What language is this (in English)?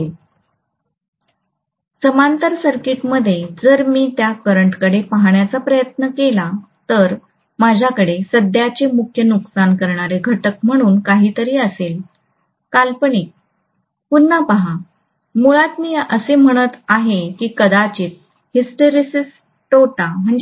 Marathi